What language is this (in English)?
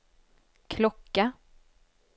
Swedish